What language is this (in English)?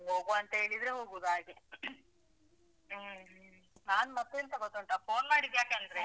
Kannada